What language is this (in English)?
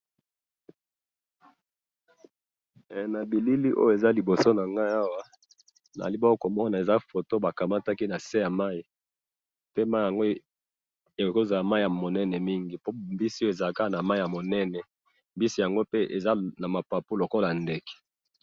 Lingala